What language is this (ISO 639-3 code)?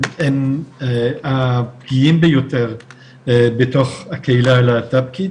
heb